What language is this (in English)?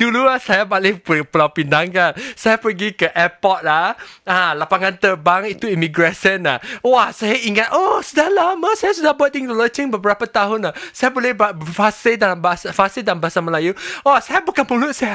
Malay